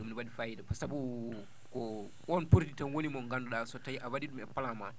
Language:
Fula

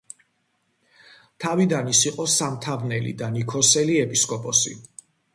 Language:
Georgian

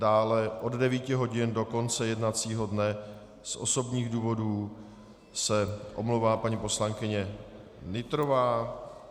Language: Czech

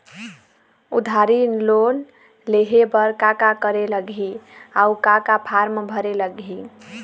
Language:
Chhattisgarhi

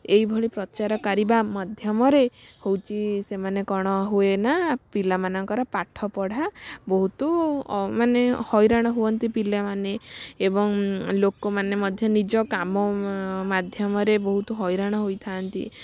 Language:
Odia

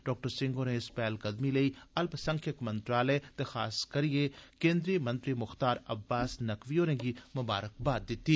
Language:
Dogri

